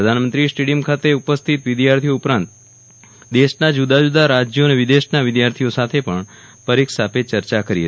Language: Gujarati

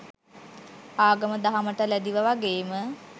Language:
Sinhala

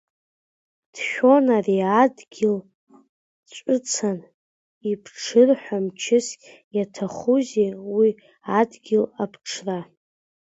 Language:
Abkhazian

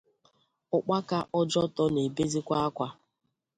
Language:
Igbo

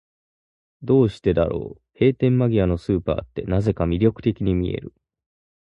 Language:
Japanese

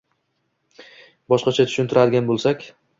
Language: Uzbek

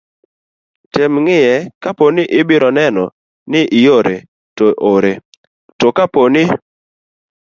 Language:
Luo (Kenya and Tanzania)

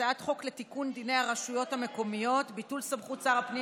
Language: Hebrew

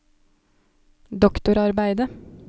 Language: Norwegian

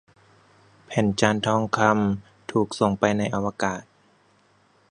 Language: Thai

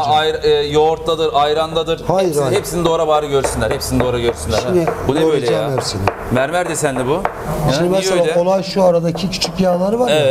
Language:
Turkish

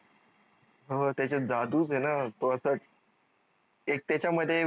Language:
Marathi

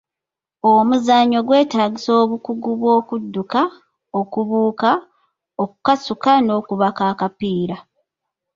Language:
Ganda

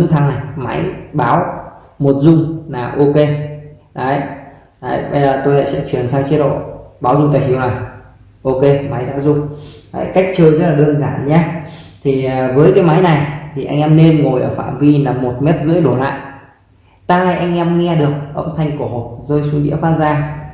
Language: Vietnamese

